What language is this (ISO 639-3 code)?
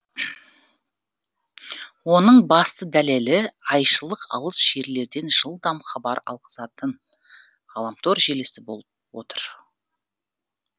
kaz